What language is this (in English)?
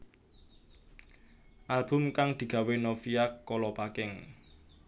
Javanese